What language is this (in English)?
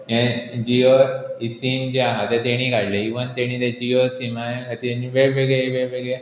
Konkani